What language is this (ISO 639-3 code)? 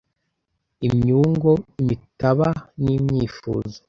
kin